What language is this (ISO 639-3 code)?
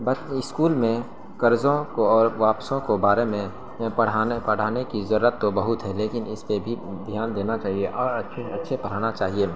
urd